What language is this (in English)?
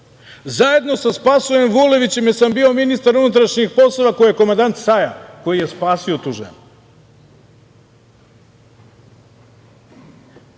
Serbian